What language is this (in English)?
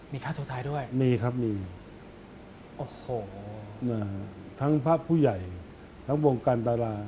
Thai